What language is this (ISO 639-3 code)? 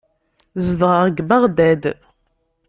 kab